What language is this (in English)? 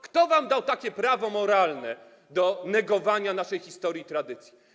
Polish